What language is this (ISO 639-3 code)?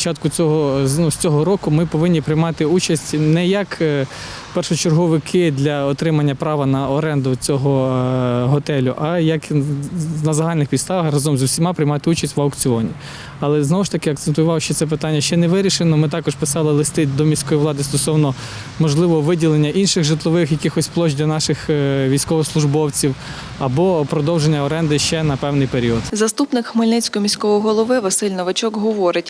ukr